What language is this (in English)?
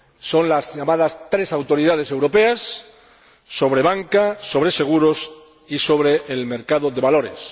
Spanish